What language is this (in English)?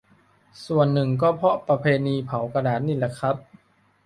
Thai